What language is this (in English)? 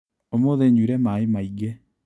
Kikuyu